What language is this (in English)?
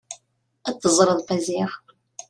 Kabyle